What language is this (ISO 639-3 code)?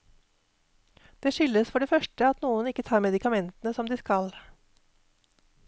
nor